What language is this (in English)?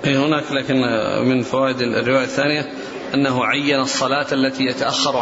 Arabic